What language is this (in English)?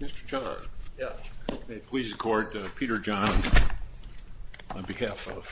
English